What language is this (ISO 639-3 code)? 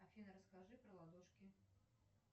rus